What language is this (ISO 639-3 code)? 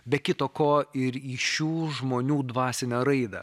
lit